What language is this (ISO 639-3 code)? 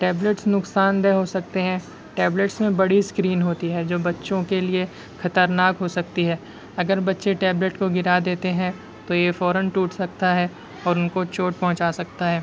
urd